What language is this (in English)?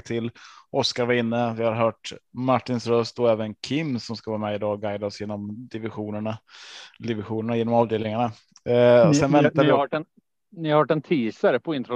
Swedish